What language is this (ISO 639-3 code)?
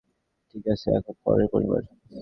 ben